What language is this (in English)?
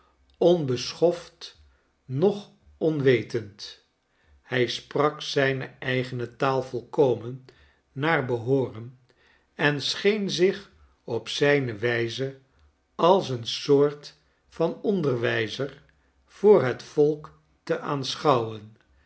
Dutch